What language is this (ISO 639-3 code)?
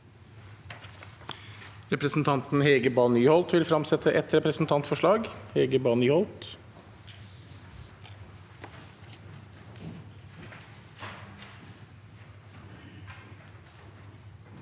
nor